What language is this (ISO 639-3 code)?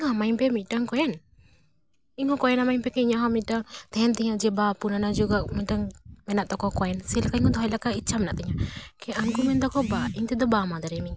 sat